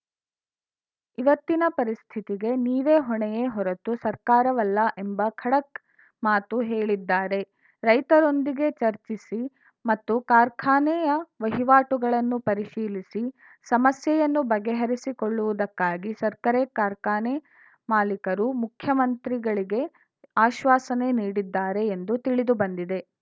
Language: Kannada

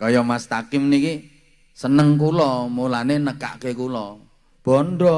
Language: Indonesian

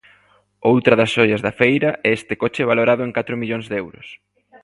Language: Galician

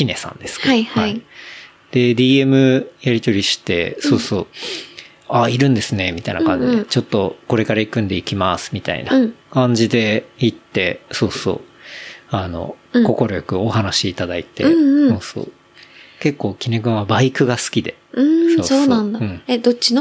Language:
Japanese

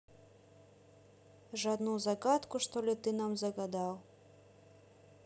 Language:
Russian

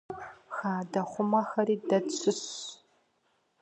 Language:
Kabardian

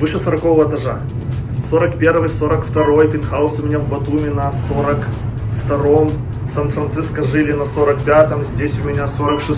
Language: Russian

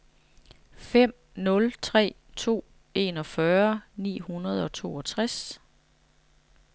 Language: Danish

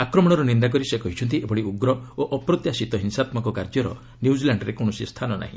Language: Odia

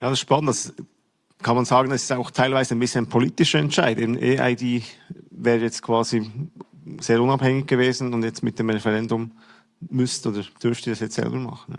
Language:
German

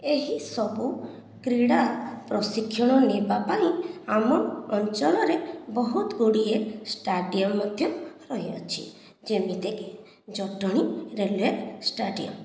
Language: Odia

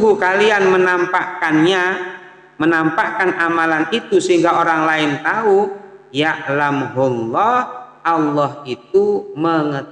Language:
Indonesian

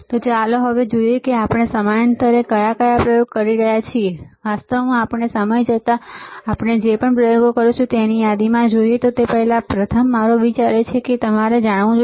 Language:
Gujarati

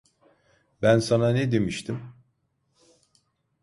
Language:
Turkish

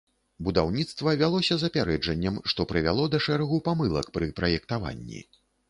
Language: Belarusian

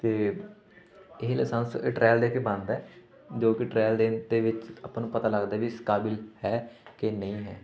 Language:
Punjabi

